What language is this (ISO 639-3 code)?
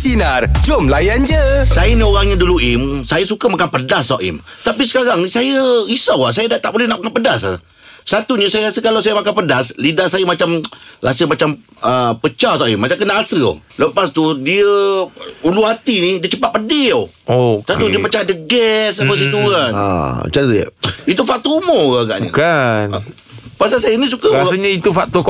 msa